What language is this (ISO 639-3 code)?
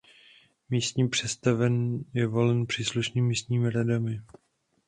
ces